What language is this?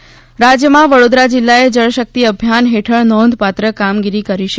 Gujarati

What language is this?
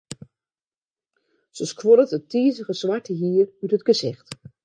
Western Frisian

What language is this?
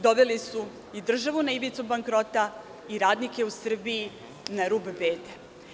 Serbian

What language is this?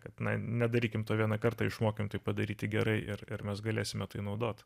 Lithuanian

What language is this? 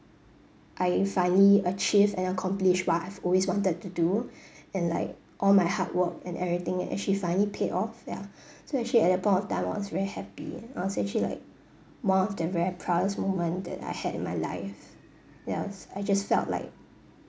English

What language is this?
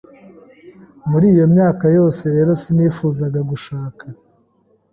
Kinyarwanda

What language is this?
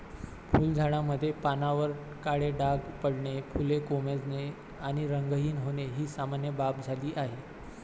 Marathi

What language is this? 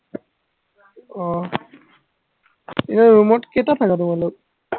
Assamese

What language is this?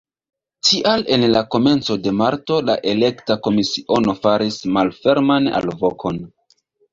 Esperanto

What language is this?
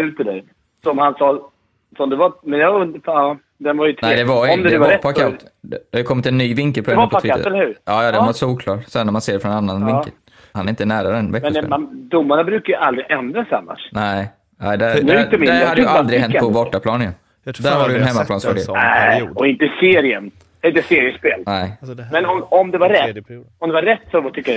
Swedish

